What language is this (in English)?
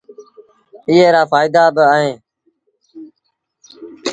Sindhi Bhil